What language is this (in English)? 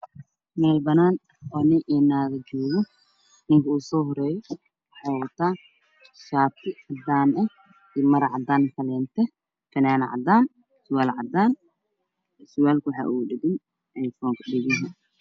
Somali